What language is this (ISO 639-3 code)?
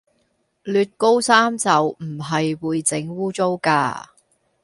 yue